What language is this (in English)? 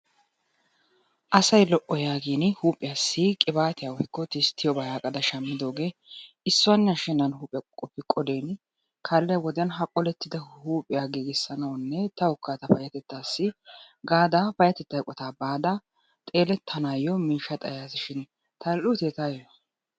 Wolaytta